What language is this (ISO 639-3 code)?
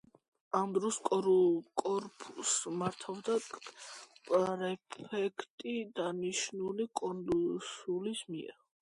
kat